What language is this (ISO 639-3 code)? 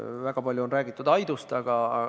est